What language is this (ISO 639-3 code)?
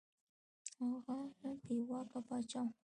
pus